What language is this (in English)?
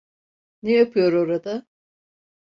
Turkish